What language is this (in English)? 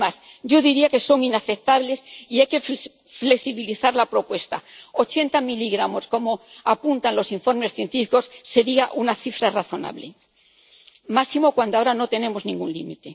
Spanish